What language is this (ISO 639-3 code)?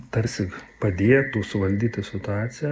lit